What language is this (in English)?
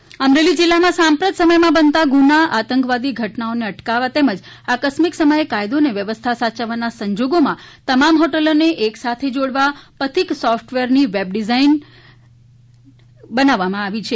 Gujarati